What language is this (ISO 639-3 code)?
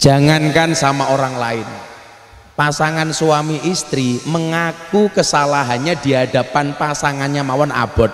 ind